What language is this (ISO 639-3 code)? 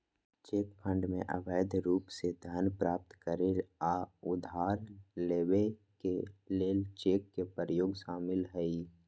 mag